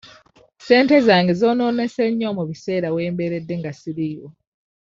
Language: Ganda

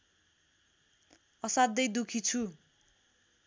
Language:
Nepali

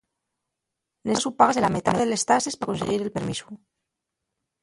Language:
Asturian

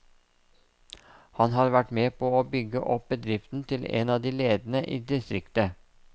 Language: Norwegian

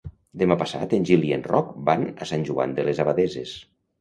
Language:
Catalan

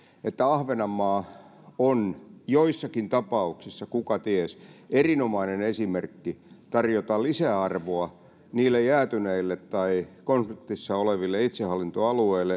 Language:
Finnish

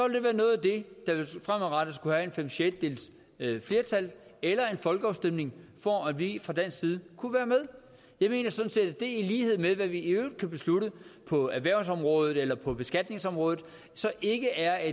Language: Danish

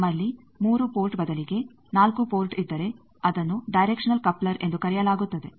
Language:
Kannada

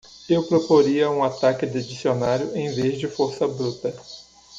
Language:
Portuguese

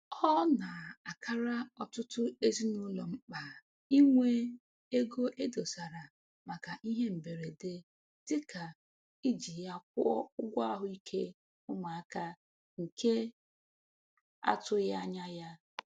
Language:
Igbo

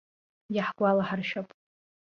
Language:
Abkhazian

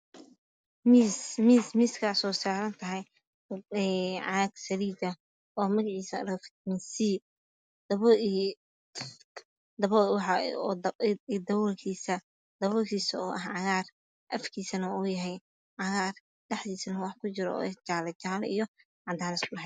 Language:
Somali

